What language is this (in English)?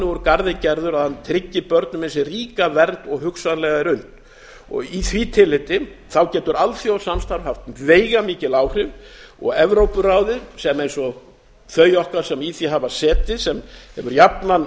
Icelandic